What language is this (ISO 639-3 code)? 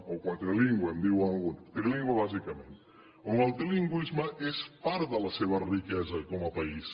cat